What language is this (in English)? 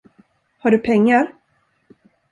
Swedish